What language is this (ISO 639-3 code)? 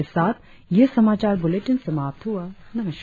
hin